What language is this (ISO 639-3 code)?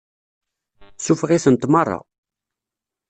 kab